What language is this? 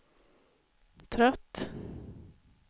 Swedish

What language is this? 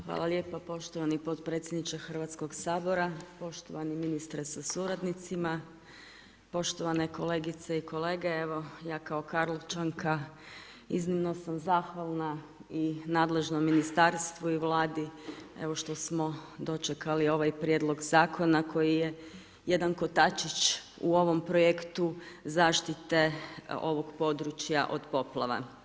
Croatian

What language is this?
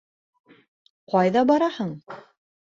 Bashkir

